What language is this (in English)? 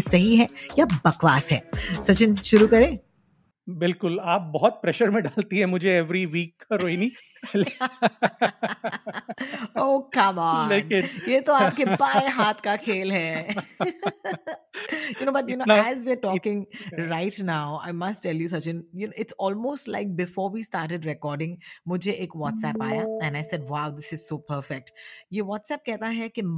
Hindi